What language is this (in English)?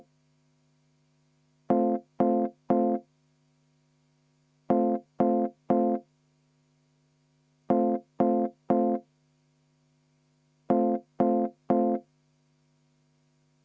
Estonian